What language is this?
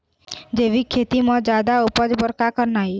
Chhattisgarhi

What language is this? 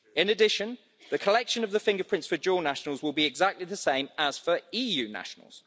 English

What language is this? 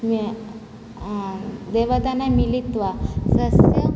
Sanskrit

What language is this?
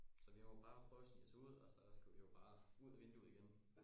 Danish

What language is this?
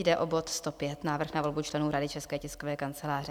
Czech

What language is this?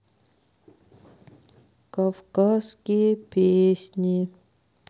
Russian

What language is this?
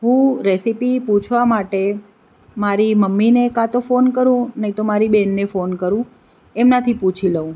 Gujarati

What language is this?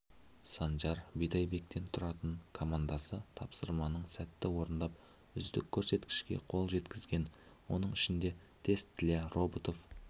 Kazakh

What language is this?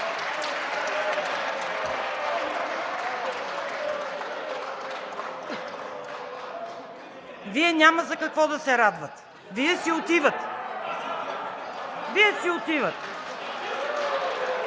Bulgarian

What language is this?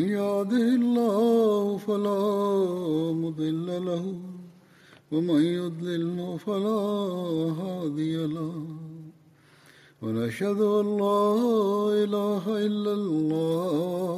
Bulgarian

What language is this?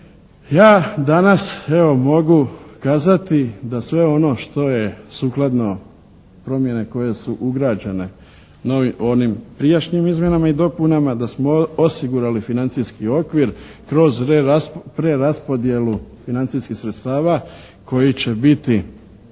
Croatian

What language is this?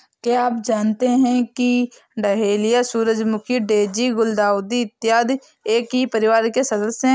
Hindi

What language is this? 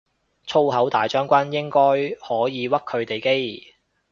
Cantonese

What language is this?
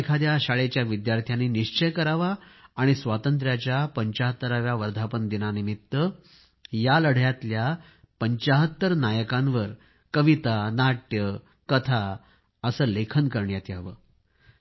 Marathi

